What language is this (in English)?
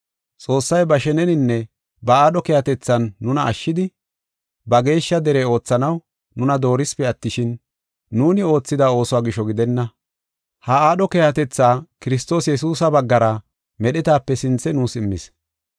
Gofa